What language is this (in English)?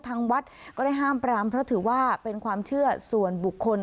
Thai